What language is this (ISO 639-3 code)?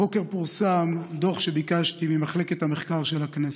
heb